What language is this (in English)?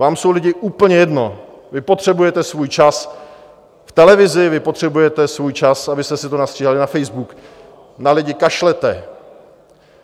Czech